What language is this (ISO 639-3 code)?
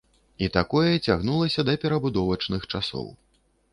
bel